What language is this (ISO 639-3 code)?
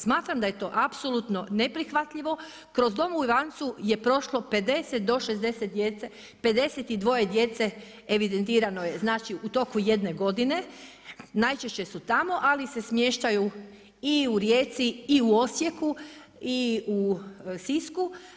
hrv